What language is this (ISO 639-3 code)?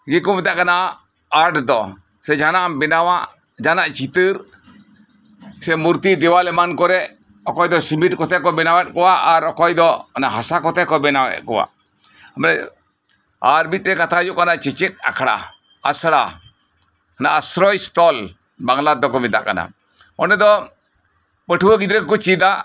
sat